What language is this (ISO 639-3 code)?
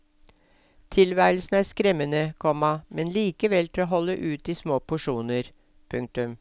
nor